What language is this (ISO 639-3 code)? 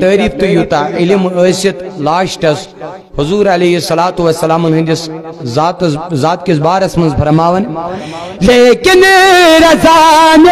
hin